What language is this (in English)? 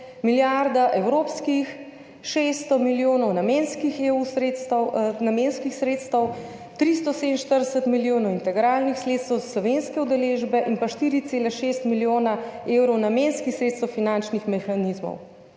Slovenian